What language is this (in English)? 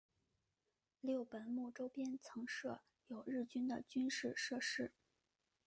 Chinese